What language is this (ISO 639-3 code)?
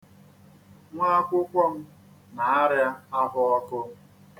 ibo